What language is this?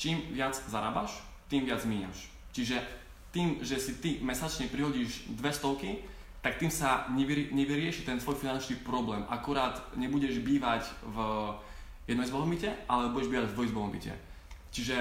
Slovak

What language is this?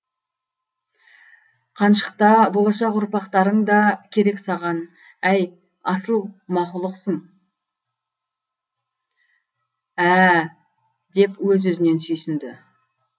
Kazakh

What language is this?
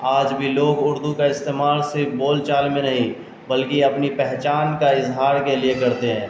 Urdu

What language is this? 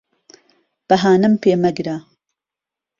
Central Kurdish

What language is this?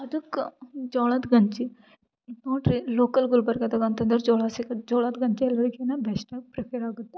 Kannada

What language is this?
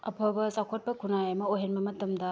Manipuri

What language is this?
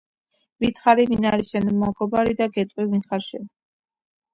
Georgian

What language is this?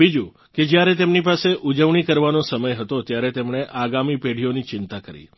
Gujarati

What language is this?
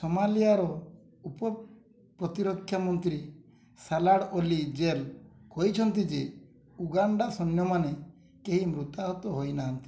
Odia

